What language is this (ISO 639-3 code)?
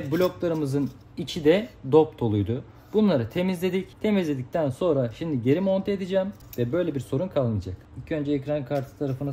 tur